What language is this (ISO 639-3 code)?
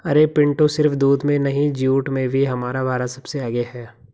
hin